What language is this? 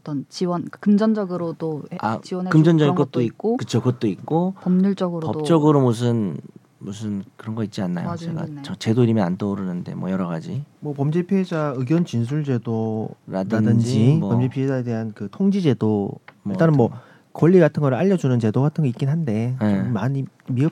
Korean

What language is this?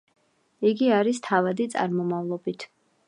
Georgian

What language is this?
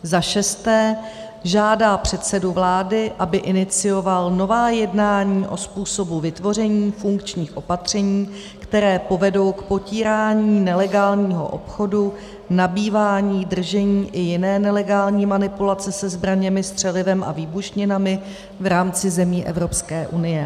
Czech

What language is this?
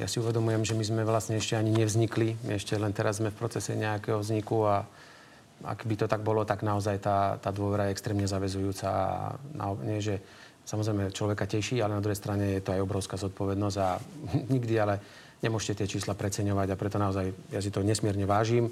Slovak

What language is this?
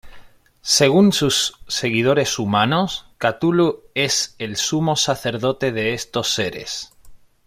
Spanish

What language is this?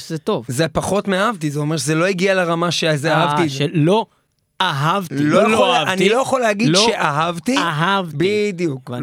Hebrew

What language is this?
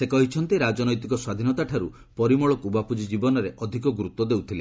Odia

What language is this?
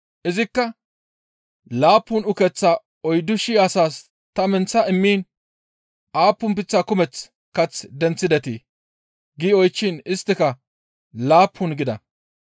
Gamo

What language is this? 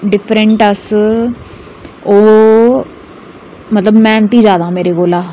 Dogri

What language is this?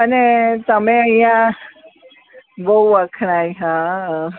Gujarati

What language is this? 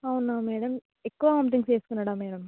Telugu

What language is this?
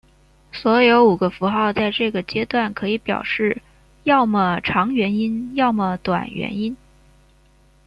Chinese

